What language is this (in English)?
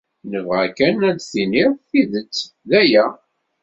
Kabyle